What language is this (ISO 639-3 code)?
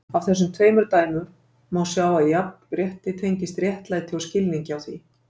isl